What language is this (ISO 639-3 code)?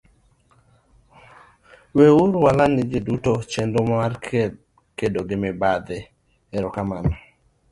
luo